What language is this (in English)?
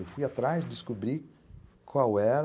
Portuguese